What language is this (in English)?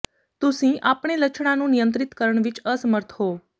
Punjabi